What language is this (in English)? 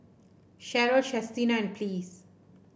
English